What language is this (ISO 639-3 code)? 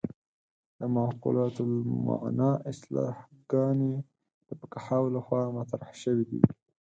pus